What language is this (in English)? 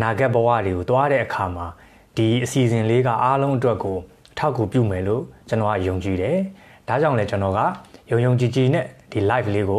Thai